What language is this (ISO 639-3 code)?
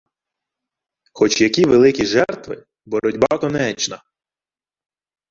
ukr